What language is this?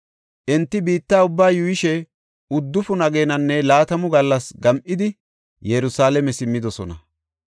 Gofa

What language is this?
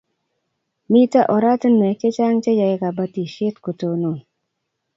Kalenjin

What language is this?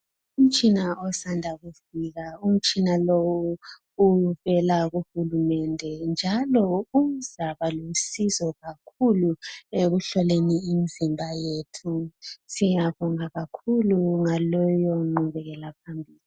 North Ndebele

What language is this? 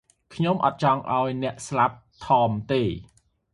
Khmer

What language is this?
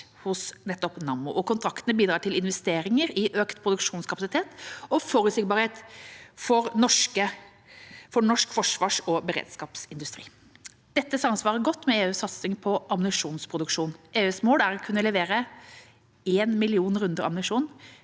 Norwegian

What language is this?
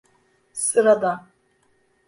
Turkish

